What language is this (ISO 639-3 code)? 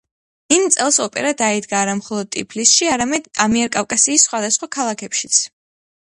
kat